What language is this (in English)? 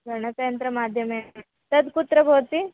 Sanskrit